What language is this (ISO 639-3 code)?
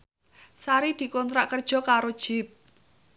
jav